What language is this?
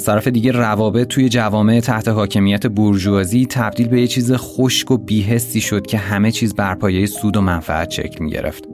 Persian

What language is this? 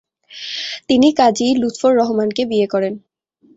Bangla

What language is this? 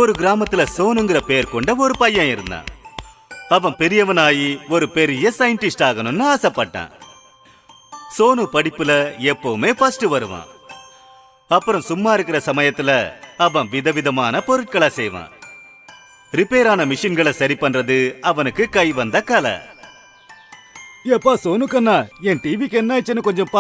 Tamil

